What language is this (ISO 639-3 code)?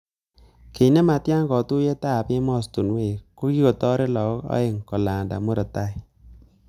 kln